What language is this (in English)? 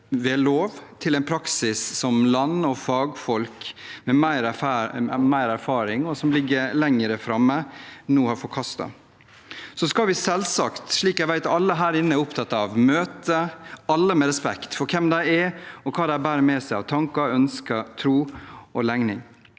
Norwegian